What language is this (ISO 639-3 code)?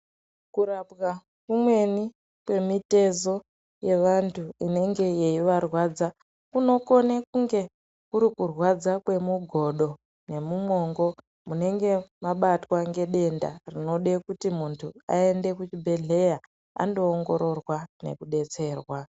ndc